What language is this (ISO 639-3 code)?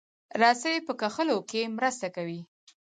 pus